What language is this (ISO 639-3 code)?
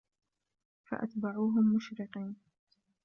ara